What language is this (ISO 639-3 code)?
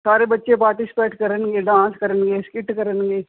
pan